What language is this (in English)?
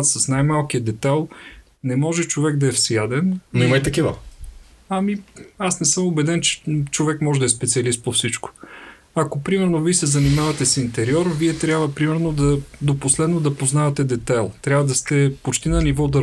Bulgarian